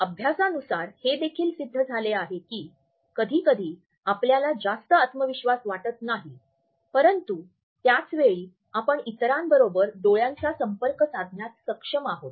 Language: Marathi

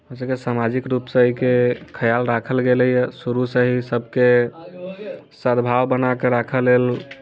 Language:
Maithili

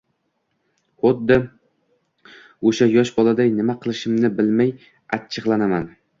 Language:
Uzbek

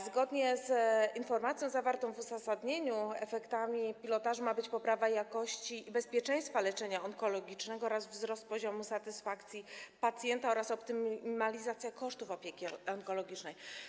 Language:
Polish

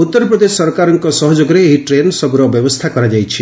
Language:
Odia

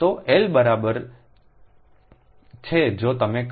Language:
Gujarati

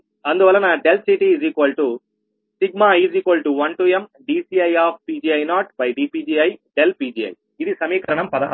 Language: Telugu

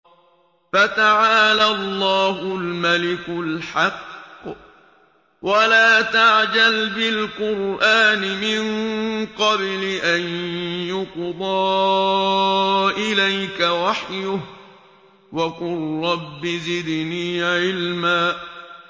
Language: Arabic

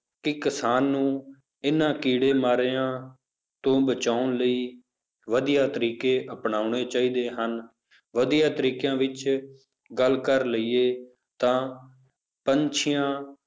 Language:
Punjabi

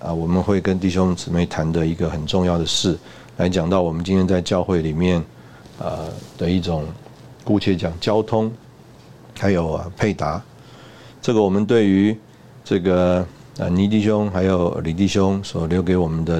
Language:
Chinese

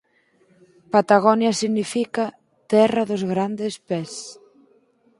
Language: Galician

